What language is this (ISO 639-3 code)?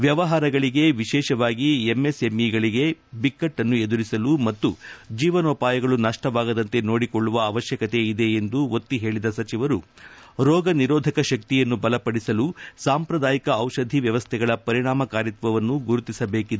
kan